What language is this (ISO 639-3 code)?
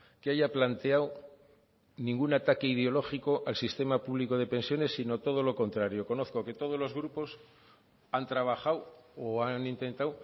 spa